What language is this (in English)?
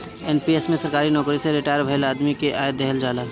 Bhojpuri